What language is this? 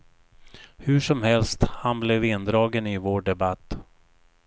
Swedish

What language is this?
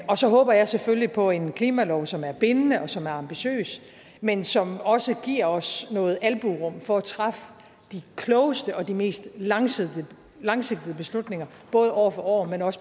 Danish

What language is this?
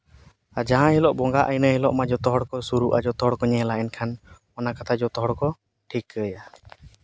Santali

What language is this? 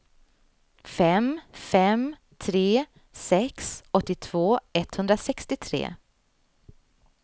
Swedish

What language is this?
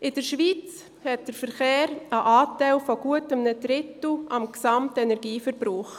Swiss German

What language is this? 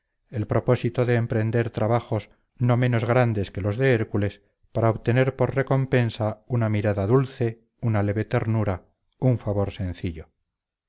Spanish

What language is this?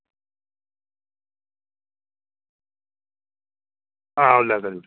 Dogri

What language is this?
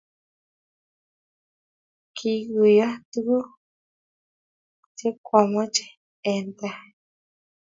Kalenjin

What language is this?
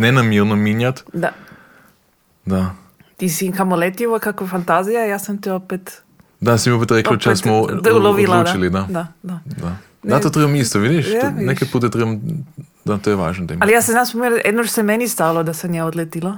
Croatian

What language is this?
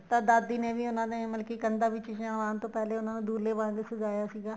Punjabi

